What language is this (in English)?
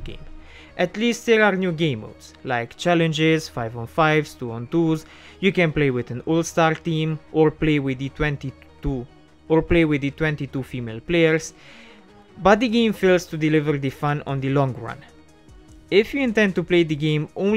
English